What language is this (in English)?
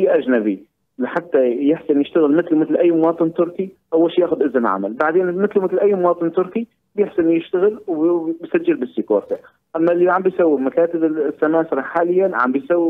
Arabic